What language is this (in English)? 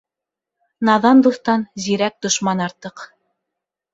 Bashkir